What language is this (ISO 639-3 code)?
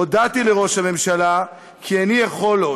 heb